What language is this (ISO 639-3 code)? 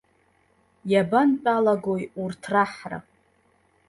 abk